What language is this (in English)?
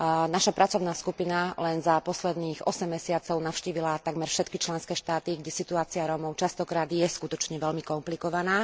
Slovak